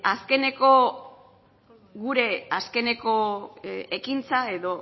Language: Basque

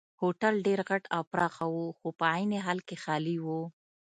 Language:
Pashto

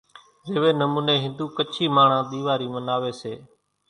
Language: Kachi Koli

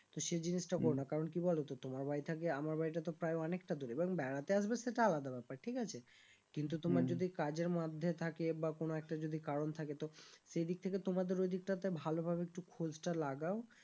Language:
Bangla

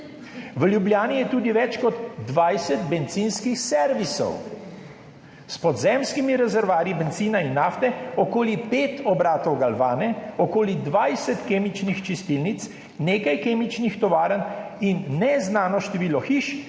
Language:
Slovenian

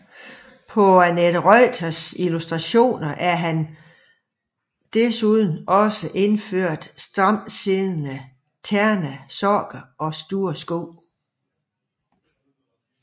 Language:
Danish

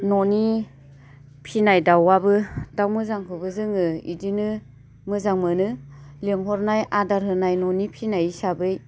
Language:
Bodo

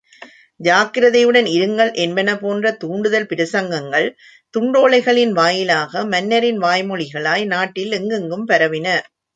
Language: Tamil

